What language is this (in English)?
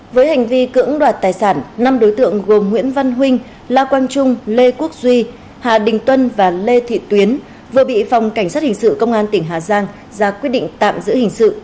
Vietnamese